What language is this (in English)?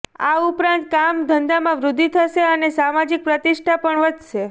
Gujarati